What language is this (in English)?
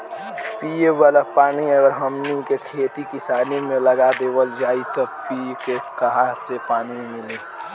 Bhojpuri